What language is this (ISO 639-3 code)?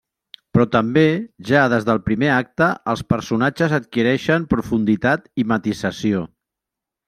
cat